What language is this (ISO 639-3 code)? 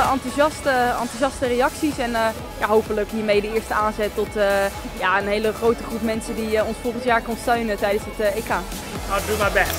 nld